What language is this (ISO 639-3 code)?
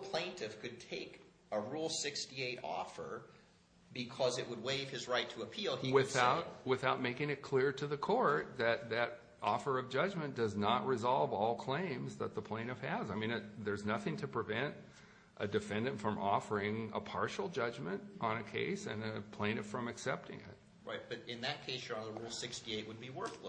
eng